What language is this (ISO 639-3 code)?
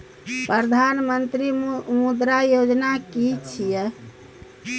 mai